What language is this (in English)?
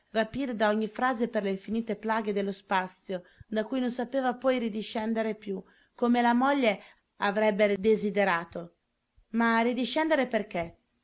Italian